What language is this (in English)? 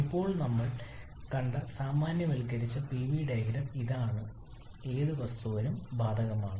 Malayalam